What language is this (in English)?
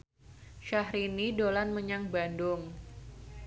Javanese